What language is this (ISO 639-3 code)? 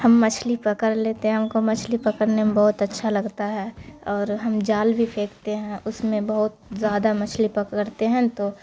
urd